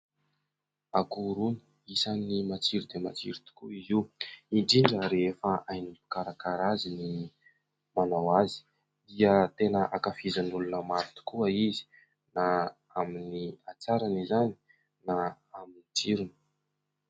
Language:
Malagasy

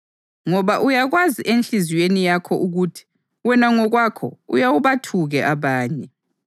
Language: North Ndebele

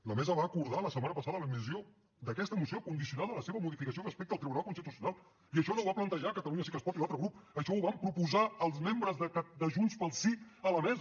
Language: Catalan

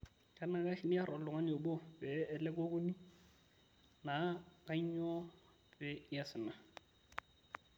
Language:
Masai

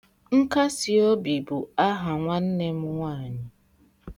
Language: Igbo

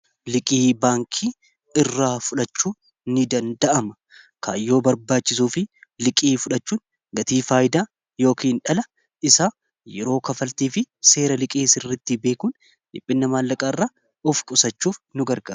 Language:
Oromo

